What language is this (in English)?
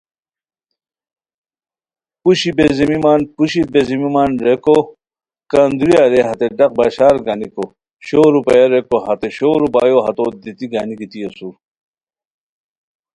Khowar